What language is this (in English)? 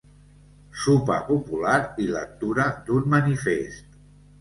Catalan